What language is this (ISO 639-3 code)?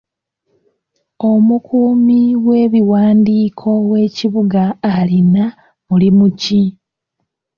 lug